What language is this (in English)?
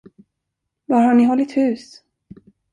Swedish